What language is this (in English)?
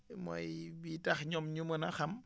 Wolof